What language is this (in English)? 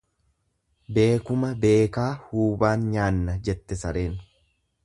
Oromo